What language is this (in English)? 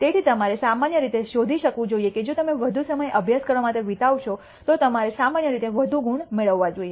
Gujarati